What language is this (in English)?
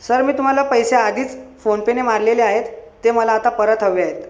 Marathi